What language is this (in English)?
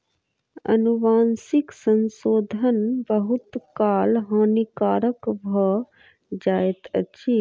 Maithili